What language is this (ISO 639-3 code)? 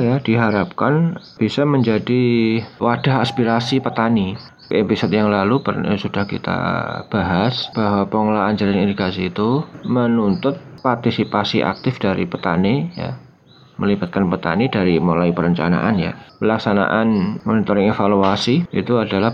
ind